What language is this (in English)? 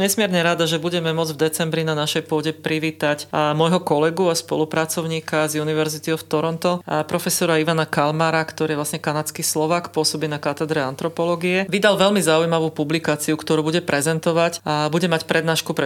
Slovak